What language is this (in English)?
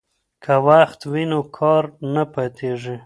Pashto